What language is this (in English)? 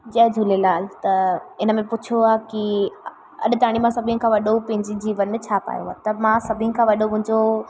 Sindhi